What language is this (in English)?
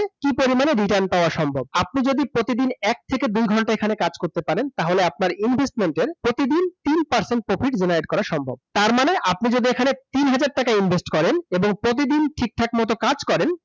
Bangla